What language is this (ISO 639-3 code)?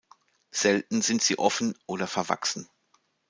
deu